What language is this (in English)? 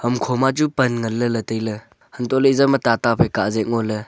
Wancho Naga